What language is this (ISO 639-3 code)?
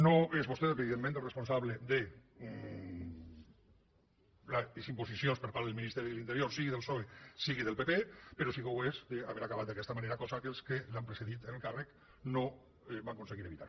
cat